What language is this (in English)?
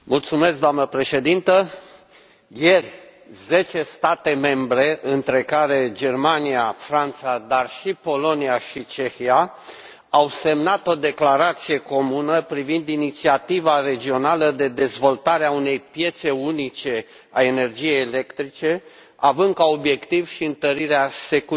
Romanian